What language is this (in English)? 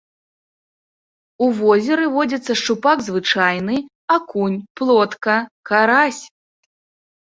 Belarusian